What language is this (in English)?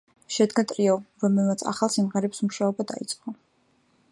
Georgian